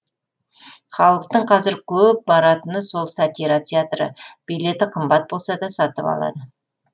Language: Kazakh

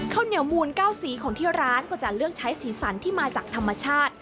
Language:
Thai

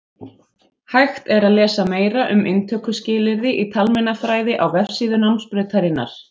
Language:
Icelandic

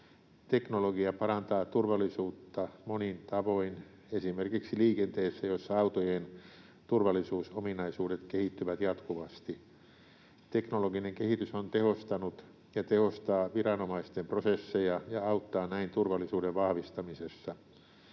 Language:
Finnish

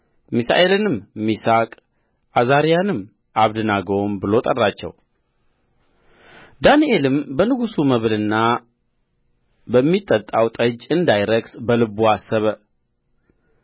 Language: Amharic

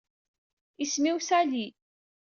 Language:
Kabyle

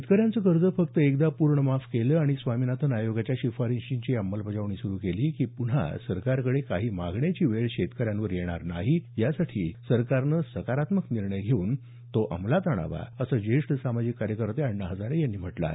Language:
Marathi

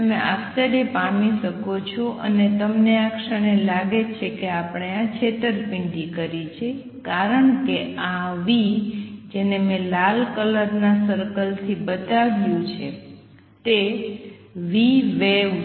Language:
Gujarati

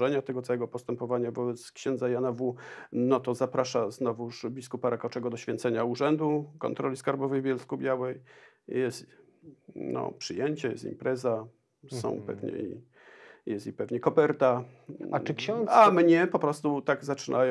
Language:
Polish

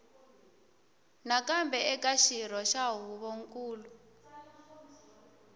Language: Tsonga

